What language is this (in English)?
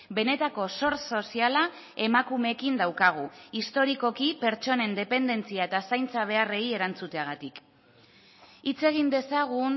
Basque